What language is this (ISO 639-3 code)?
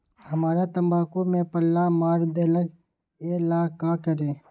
mag